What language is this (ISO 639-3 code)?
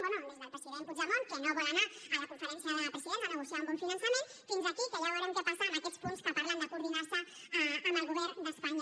cat